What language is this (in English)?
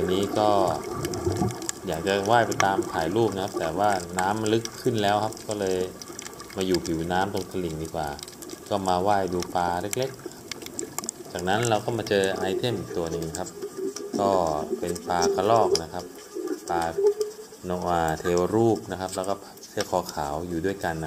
Thai